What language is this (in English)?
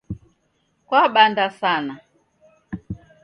Taita